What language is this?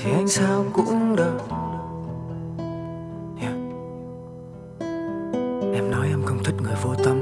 Vietnamese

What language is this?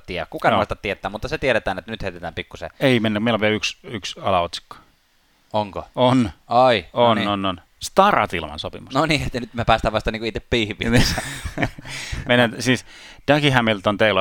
Finnish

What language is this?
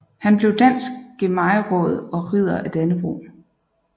Danish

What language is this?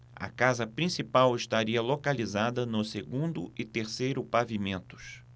Portuguese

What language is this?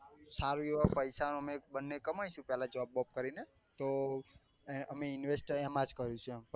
Gujarati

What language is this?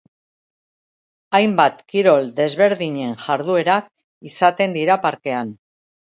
Basque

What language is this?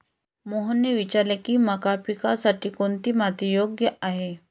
Marathi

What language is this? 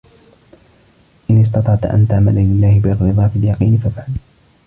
Arabic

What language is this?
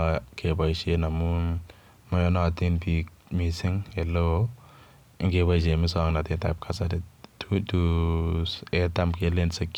Kalenjin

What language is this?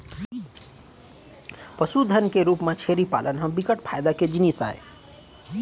Chhattisgarhi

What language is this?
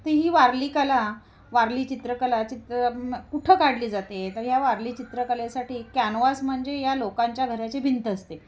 Marathi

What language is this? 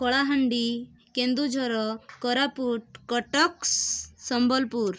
Odia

